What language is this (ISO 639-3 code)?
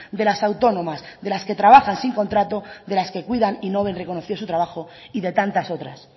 spa